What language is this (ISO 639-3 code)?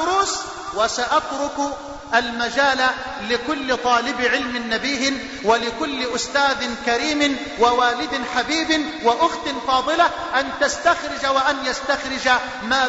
ara